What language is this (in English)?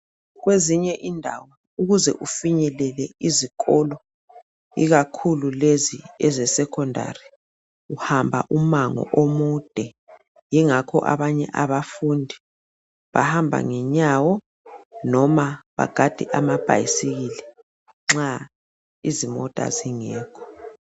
North Ndebele